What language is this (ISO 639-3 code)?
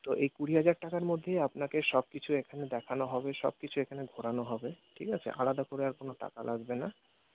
ben